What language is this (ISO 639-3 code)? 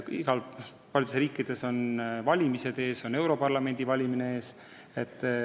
est